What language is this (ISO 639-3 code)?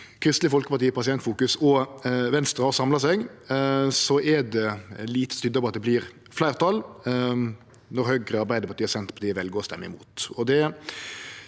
nor